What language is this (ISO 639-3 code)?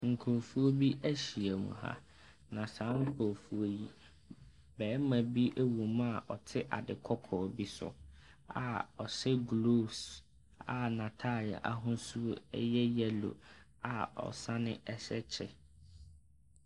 aka